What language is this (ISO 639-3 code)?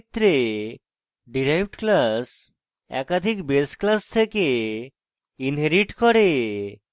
ben